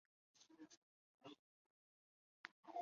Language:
Chinese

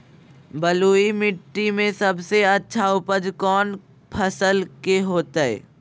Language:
Magahi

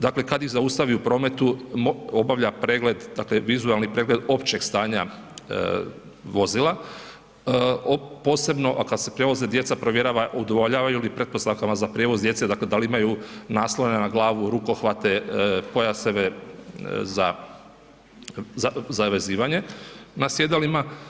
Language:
Croatian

